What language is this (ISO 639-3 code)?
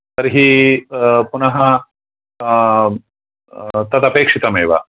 san